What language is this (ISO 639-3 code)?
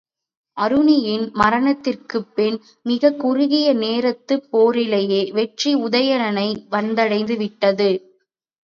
tam